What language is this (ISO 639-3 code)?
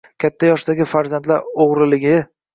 uzb